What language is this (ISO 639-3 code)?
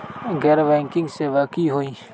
mag